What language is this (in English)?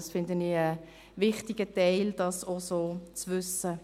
Swiss German